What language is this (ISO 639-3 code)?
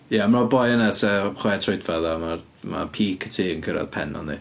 cym